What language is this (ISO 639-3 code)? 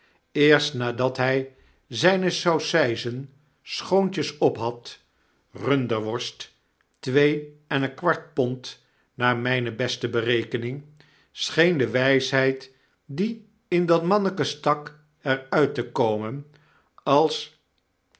nld